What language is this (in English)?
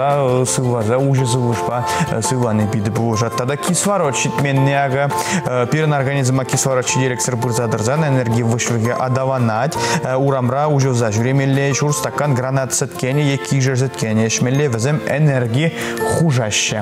Russian